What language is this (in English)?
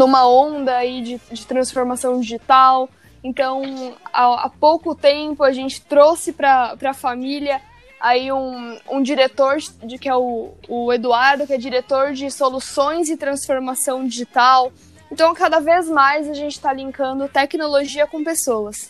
Portuguese